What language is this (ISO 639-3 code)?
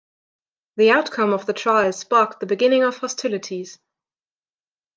eng